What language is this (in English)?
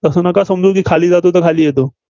Marathi